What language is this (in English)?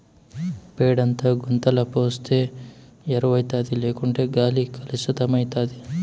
Telugu